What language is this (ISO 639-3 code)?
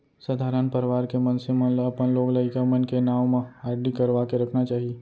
hne